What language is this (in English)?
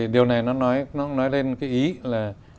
Vietnamese